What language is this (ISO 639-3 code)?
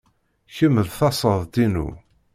kab